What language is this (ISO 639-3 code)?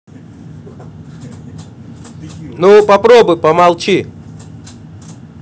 rus